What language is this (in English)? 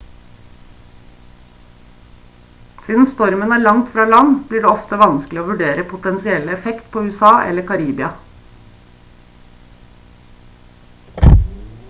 Norwegian Bokmål